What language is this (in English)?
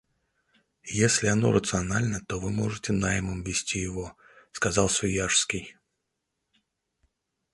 Russian